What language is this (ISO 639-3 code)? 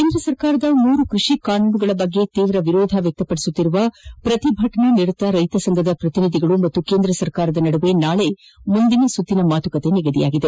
kan